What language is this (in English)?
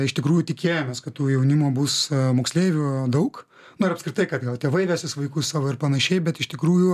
Lithuanian